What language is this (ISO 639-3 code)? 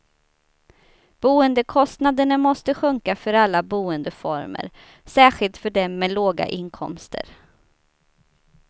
swe